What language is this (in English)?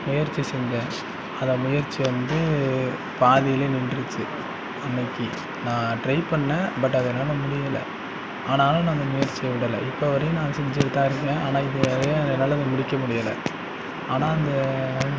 Tamil